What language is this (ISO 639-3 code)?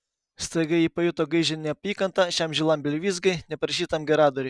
lit